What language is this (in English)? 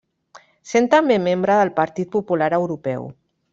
Catalan